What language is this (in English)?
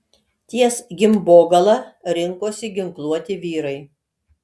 Lithuanian